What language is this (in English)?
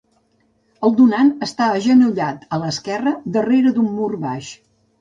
Catalan